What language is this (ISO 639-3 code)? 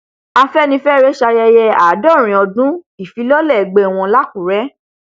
yor